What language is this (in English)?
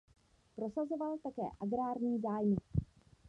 Czech